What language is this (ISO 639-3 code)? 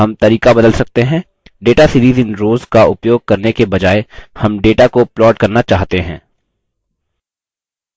hin